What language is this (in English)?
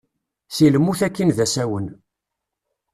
Kabyle